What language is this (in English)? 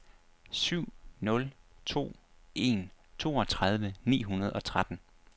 Danish